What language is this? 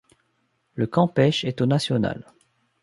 French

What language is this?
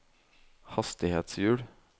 Norwegian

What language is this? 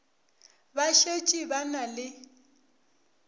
Northern Sotho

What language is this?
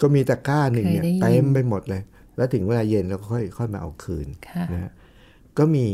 Thai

